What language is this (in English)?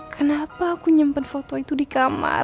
Indonesian